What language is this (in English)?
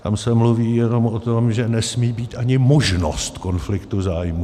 Czech